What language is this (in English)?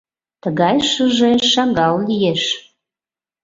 Mari